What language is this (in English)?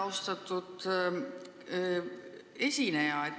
Estonian